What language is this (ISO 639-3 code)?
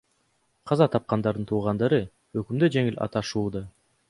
kir